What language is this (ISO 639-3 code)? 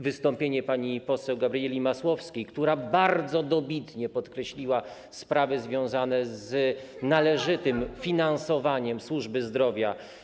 pol